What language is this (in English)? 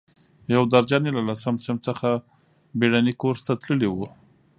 Pashto